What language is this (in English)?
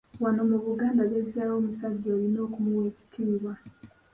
Ganda